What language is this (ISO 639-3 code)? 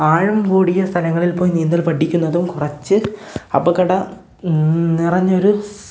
mal